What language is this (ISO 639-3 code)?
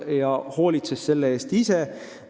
est